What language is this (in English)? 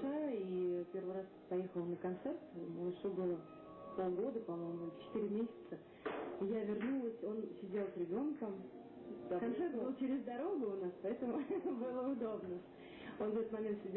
Russian